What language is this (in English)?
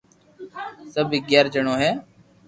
Loarki